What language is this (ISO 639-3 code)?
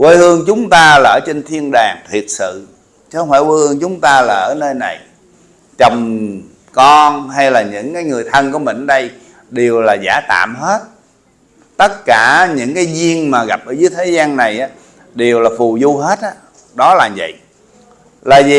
vie